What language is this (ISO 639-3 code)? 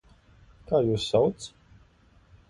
lav